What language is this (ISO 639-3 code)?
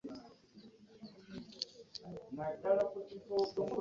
lug